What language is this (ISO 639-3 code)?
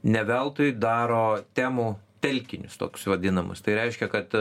lit